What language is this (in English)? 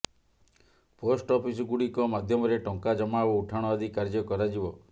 Odia